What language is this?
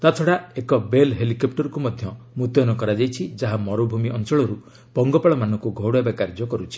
Odia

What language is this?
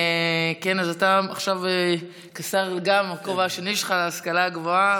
Hebrew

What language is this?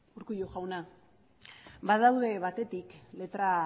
Basque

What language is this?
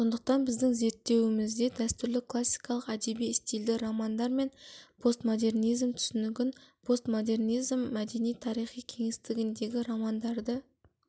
Kazakh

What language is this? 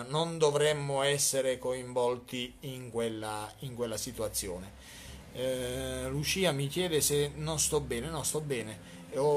Italian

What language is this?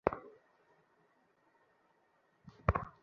Bangla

